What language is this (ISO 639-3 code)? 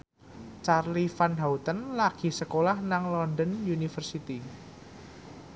jav